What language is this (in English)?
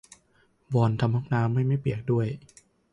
Thai